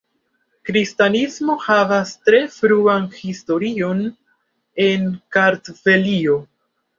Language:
Esperanto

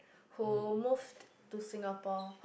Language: English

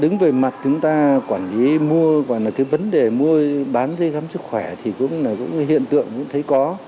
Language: Vietnamese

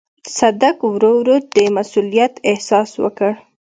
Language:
Pashto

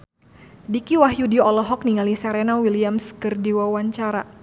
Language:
Sundanese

